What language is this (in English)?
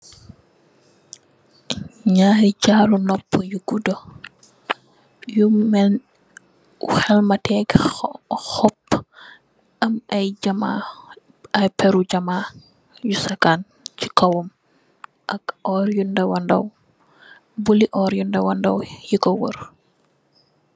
Wolof